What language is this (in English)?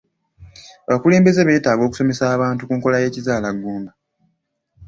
Ganda